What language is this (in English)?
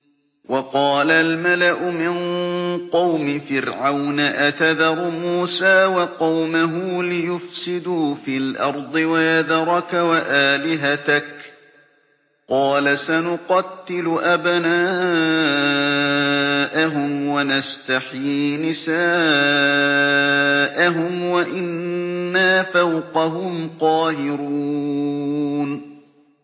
Arabic